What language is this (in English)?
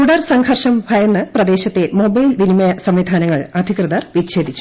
Malayalam